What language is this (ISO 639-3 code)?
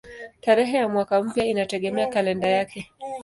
swa